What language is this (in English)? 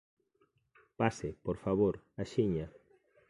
Galician